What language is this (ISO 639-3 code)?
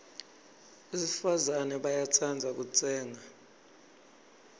ssw